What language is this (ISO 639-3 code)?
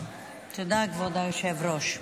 heb